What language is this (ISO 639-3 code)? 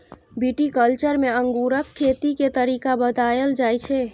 mai